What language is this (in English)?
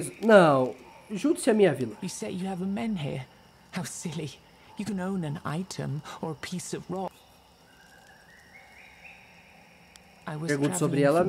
Portuguese